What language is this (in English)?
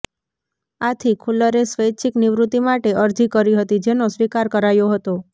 Gujarati